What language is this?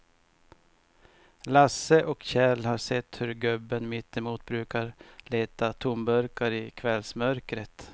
Swedish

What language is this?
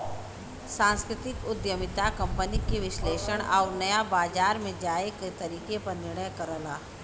Bhojpuri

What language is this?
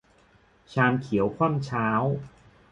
Thai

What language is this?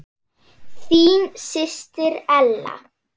Icelandic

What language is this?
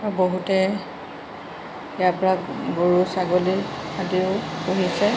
Assamese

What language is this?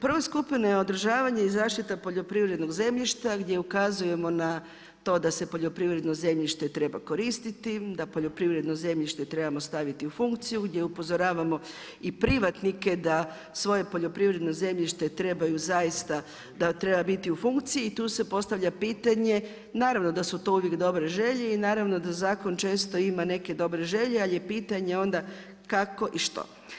Croatian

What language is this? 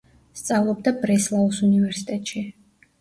Georgian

